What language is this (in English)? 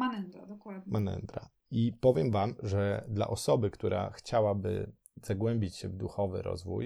Polish